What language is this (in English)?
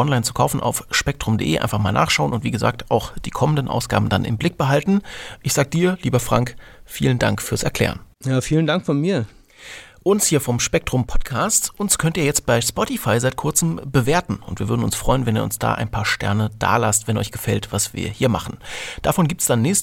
German